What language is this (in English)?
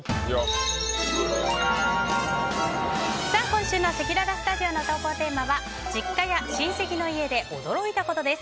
Japanese